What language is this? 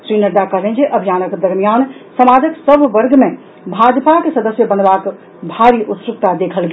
Maithili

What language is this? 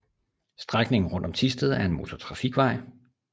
Danish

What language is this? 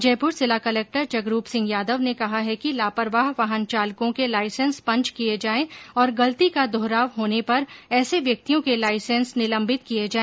Hindi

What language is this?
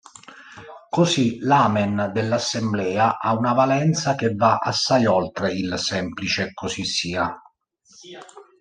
Italian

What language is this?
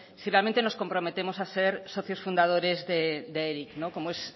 Spanish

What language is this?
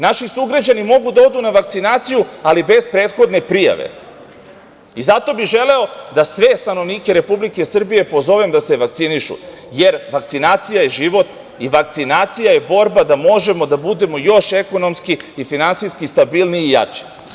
Serbian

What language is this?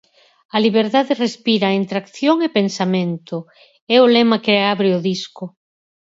Galician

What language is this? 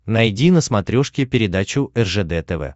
Russian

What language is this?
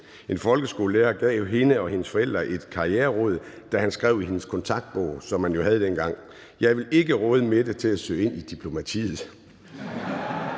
Danish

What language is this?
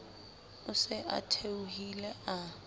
Southern Sotho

